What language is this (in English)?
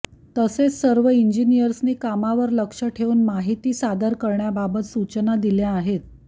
Marathi